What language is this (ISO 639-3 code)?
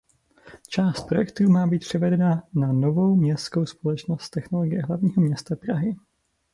ces